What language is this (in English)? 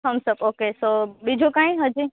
Gujarati